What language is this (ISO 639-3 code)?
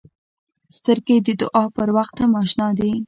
pus